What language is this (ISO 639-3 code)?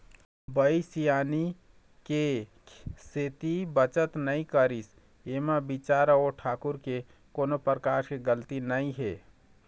hne